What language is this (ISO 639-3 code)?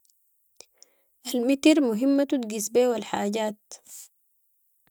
apd